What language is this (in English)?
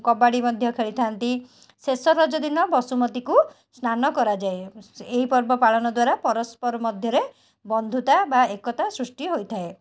Odia